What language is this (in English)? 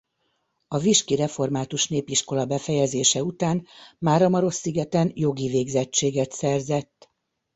Hungarian